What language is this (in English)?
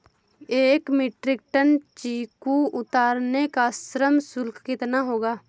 Hindi